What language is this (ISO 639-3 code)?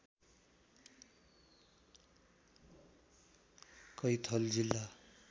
nep